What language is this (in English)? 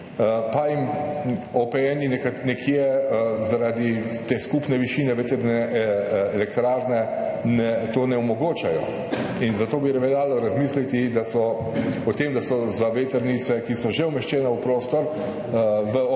Slovenian